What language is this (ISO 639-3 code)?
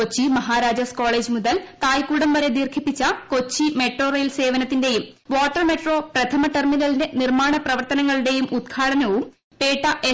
mal